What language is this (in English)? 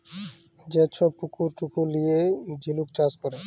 Bangla